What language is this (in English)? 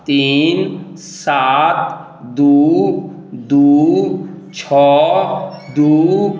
Maithili